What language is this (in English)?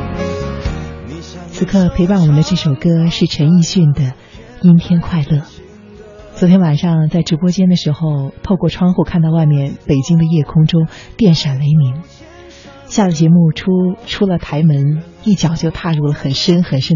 Chinese